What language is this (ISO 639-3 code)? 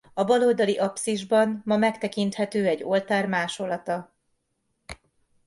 hun